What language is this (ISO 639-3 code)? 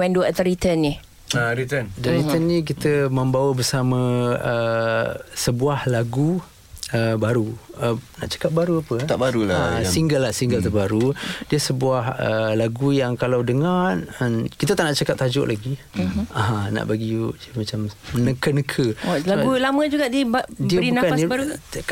msa